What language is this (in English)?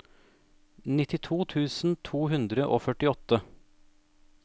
Norwegian